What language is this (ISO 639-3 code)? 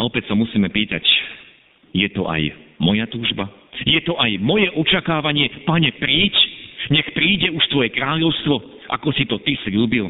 slk